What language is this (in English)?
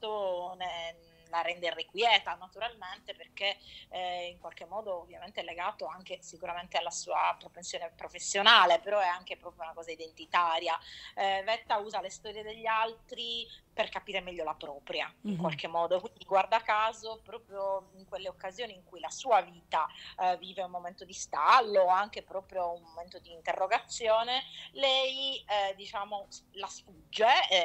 Italian